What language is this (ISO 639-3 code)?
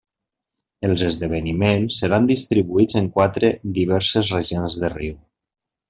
cat